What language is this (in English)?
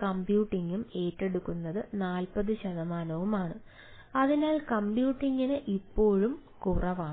Malayalam